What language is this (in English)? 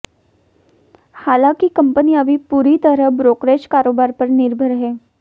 Hindi